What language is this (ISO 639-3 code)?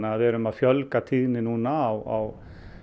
isl